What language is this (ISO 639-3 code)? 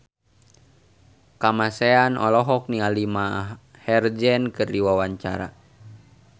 sun